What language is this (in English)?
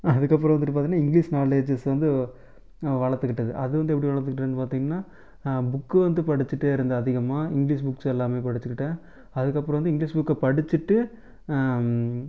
Tamil